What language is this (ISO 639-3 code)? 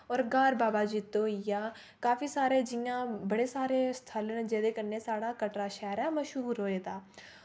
doi